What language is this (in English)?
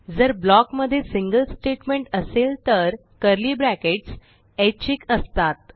Marathi